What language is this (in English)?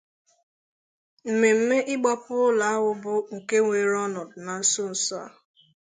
Igbo